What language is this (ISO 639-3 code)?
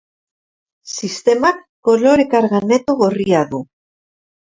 eus